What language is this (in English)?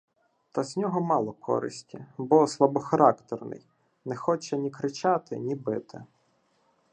Ukrainian